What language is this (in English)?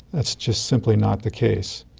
English